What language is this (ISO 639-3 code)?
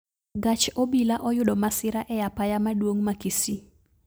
luo